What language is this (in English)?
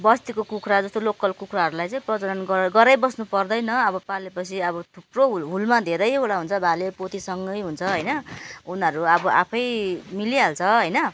Nepali